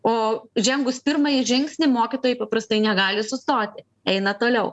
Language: Lithuanian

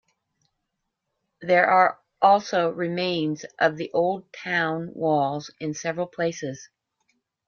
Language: English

